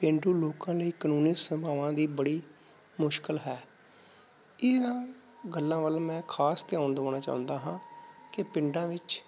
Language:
Punjabi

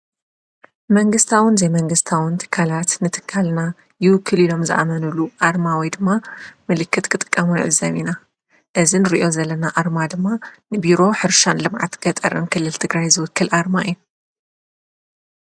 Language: Tigrinya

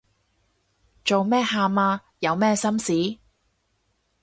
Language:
Cantonese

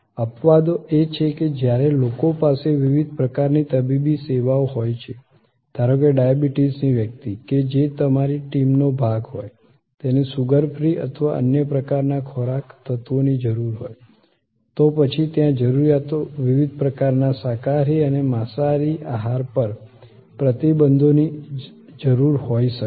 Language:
Gujarati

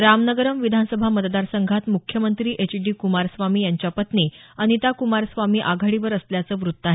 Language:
Marathi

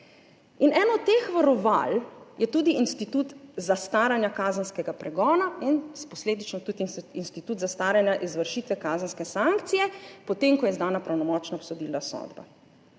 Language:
Slovenian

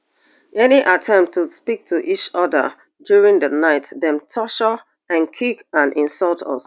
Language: Nigerian Pidgin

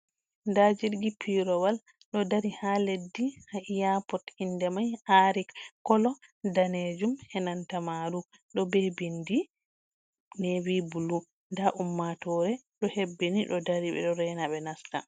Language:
Fula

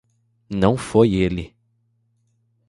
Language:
Portuguese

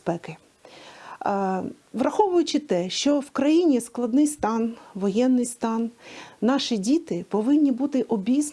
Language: Ukrainian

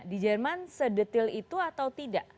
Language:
Indonesian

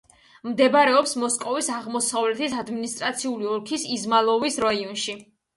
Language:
Georgian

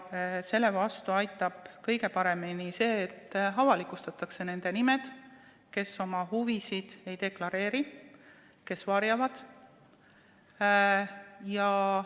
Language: Estonian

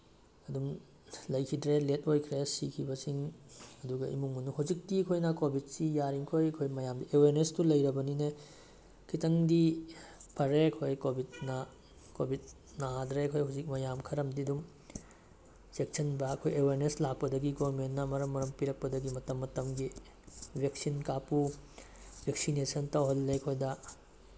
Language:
Manipuri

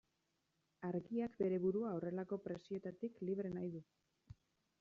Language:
Basque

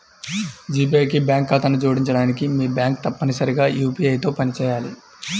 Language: Telugu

